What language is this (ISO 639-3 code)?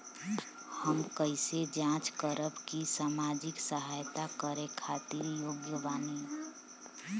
bho